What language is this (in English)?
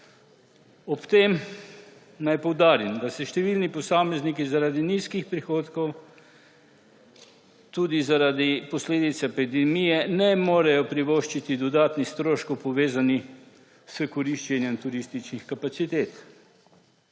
Slovenian